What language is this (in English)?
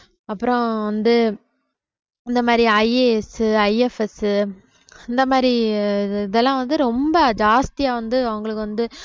Tamil